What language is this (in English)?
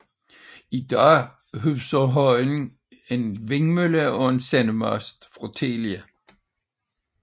Danish